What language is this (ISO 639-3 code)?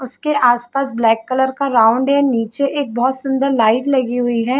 hin